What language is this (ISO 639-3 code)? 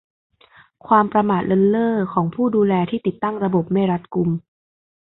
tha